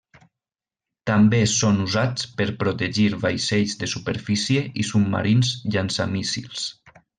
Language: Catalan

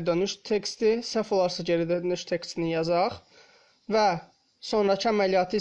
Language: Turkish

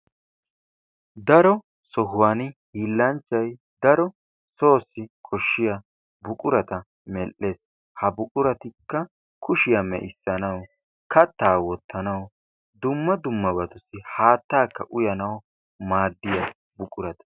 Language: Wolaytta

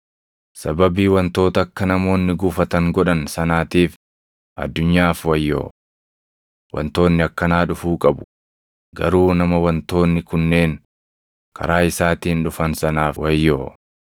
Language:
Oromo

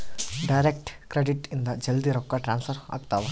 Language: Kannada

